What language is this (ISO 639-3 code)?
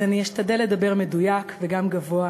heb